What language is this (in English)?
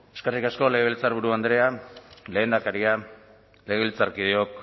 Basque